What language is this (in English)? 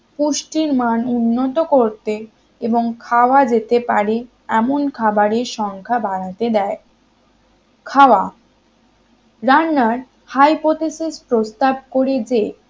Bangla